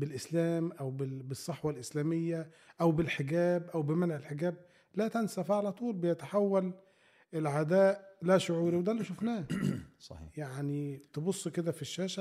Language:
Arabic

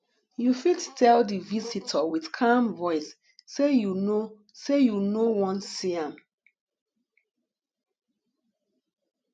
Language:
Nigerian Pidgin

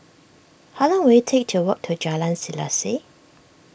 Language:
English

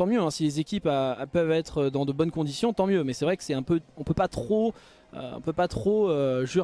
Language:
French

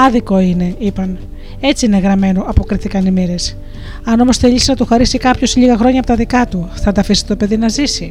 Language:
Greek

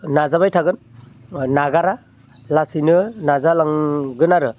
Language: Bodo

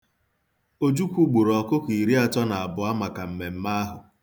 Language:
Igbo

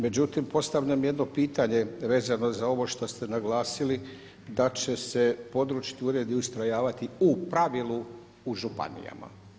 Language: Croatian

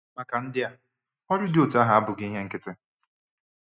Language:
Igbo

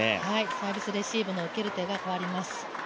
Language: Japanese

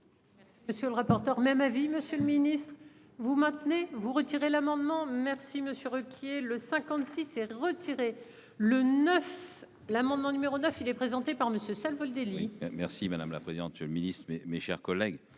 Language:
French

